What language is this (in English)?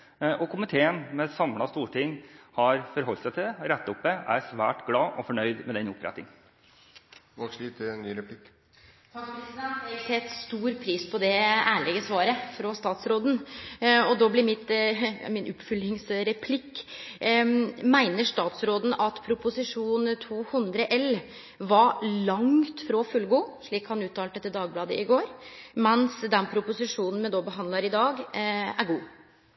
Norwegian